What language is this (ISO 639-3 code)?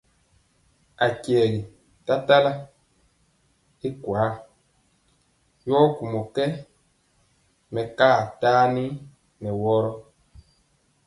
mcx